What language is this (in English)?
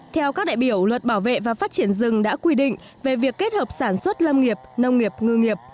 Vietnamese